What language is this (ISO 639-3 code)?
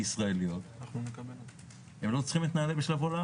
heb